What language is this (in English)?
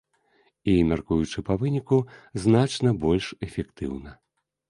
Belarusian